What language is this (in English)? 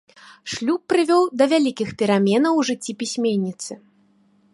Belarusian